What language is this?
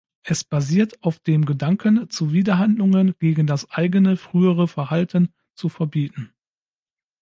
German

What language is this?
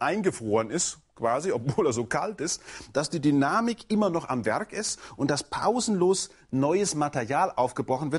German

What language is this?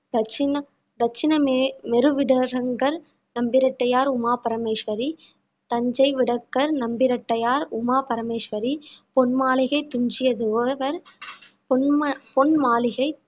Tamil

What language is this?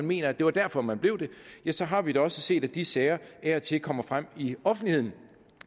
Danish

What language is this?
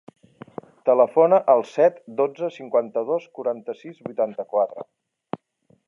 Catalan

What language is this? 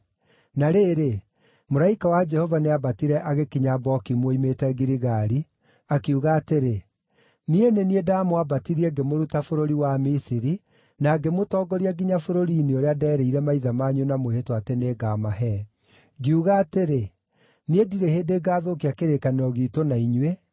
Kikuyu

